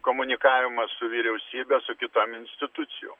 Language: Lithuanian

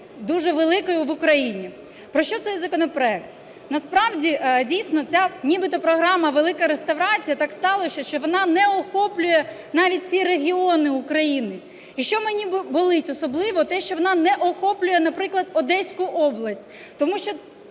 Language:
Ukrainian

